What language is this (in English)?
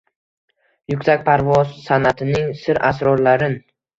Uzbek